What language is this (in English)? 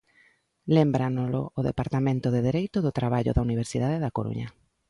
Galician